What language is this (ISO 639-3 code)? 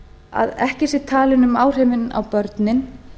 isl